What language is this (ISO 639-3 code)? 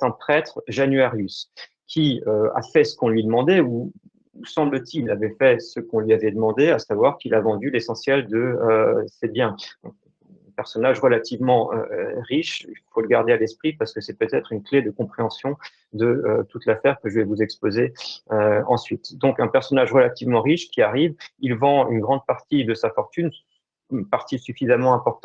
fra